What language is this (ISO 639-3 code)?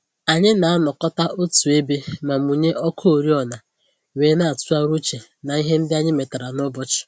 ibo